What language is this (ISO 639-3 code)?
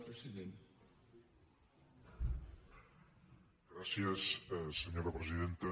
cat